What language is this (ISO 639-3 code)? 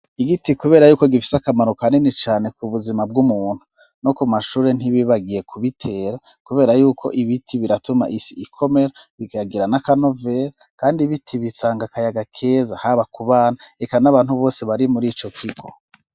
run